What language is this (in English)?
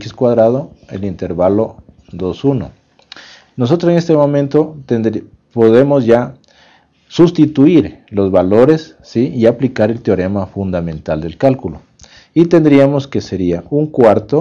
Spanish